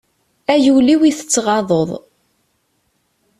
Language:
Kabyle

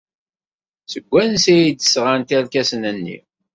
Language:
Kabyle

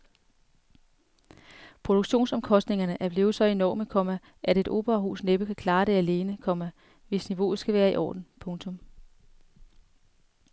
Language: Danish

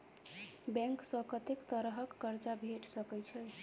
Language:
Maithili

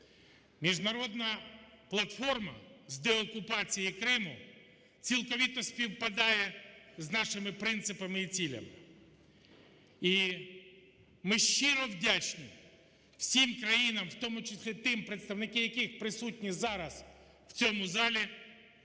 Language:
Ukrainian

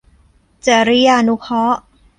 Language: Thai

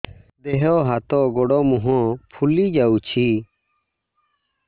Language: Odia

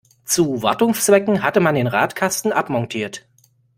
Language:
German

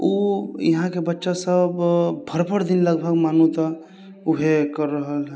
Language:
Maithili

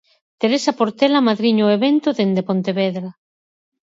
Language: Galician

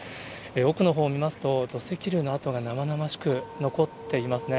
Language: Japanese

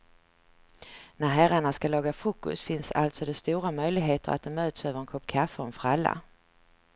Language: Swedish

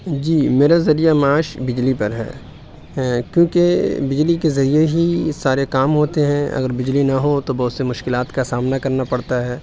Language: Urdu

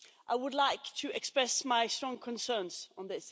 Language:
English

